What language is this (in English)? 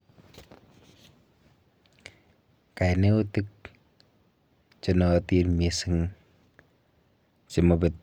Kalenjin